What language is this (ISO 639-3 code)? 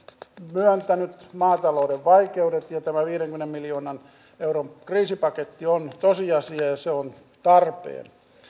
fin